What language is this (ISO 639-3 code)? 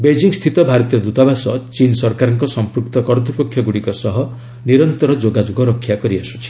ori